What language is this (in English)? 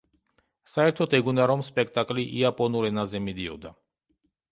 Georgian